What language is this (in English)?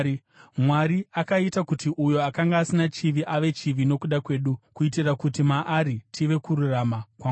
Shona